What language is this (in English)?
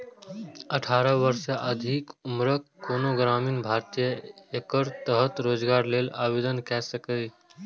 Maithili